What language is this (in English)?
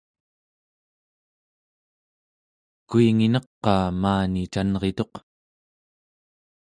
Central Yupik